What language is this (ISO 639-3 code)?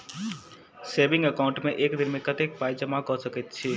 mai